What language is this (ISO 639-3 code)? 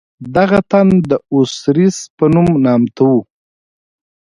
pus